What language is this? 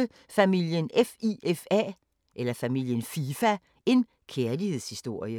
Danish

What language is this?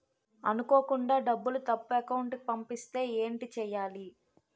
Telugu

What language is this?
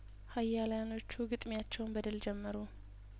Amharic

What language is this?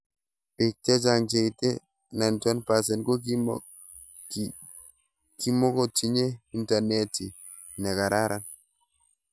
Kalenjin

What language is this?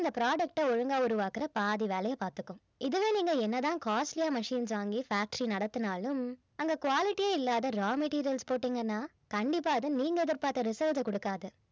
Tamil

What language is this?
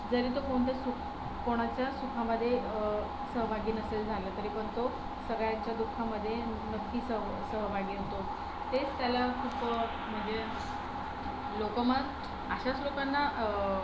Marathi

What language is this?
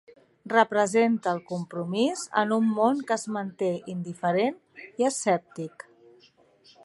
Catalan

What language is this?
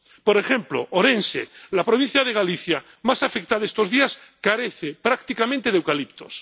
Spanish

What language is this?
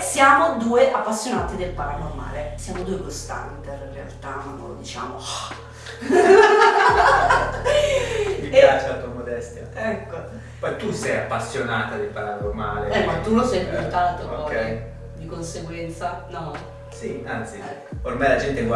Italian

